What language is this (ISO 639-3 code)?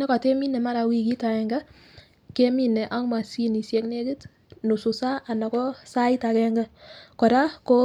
kln